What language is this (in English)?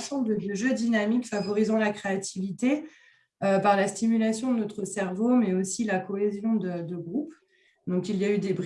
French